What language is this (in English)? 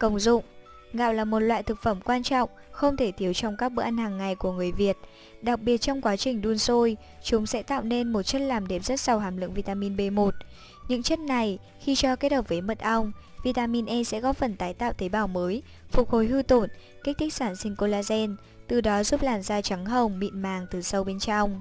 Vietnamese